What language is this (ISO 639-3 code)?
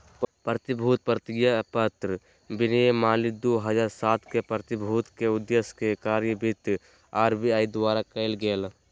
mag